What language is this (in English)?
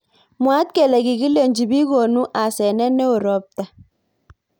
Kalenjin